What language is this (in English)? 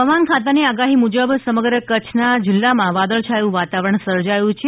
Gujarati